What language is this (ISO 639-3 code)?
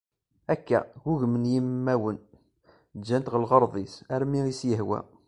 kab